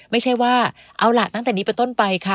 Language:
Thai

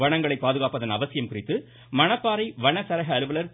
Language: Tamil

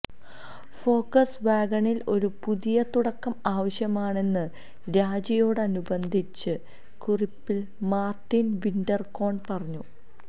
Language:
Malayalam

